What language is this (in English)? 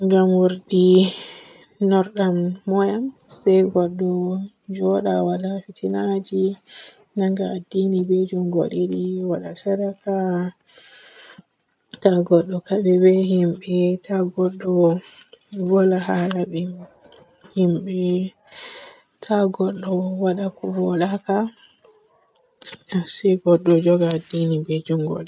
Borgu Fulfulde